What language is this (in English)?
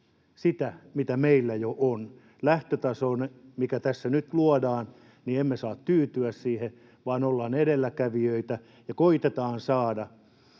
Finnish